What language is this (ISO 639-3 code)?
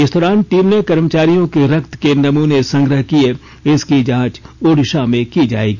hin